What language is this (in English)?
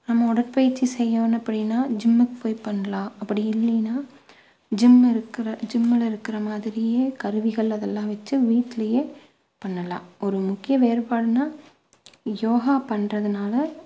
Tamil